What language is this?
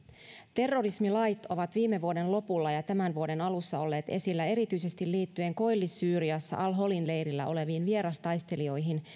Finnish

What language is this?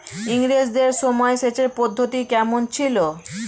Bangla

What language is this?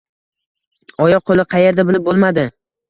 Uzbek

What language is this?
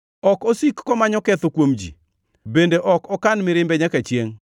Luo (Kenya and Tanzania)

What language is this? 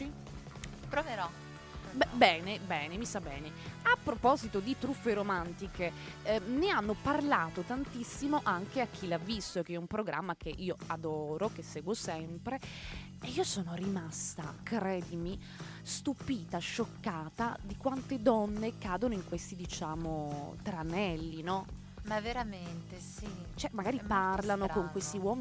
Italian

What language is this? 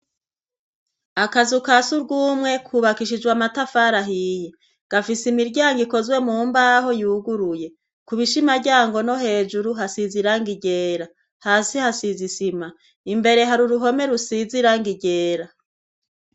Rundi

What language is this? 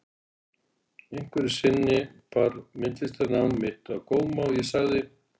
Icelandic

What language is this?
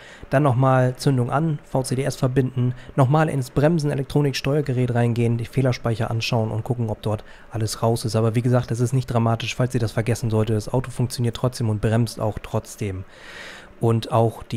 German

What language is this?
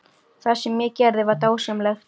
Icelandic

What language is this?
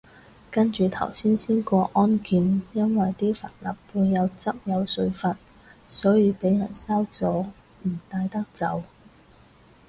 Cantonese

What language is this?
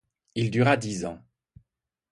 French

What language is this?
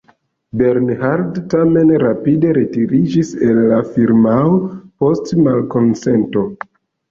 Esperanto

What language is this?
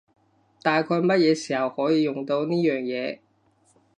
Cantonese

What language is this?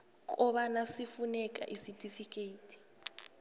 South Ndebele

